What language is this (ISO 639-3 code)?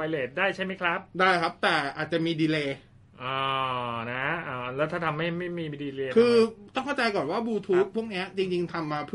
tha